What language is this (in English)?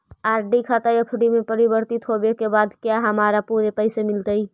Magahi